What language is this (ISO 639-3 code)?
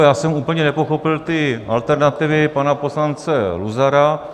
ces